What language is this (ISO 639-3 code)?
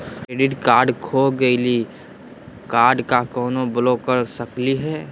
mag